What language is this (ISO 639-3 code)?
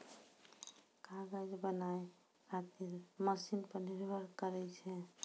mai